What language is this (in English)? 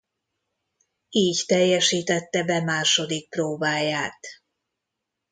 Hungarian